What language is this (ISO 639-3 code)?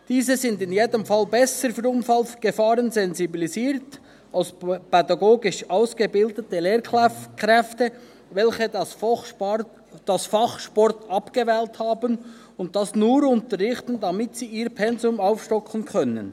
gsw